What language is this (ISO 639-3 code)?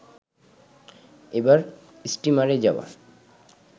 ben